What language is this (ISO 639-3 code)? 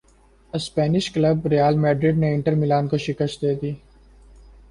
urd